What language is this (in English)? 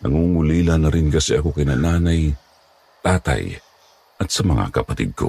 Filipino